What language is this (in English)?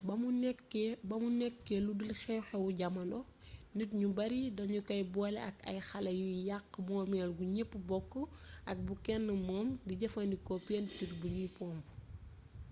Wolof